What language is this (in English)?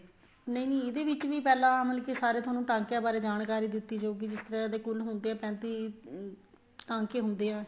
Punjabi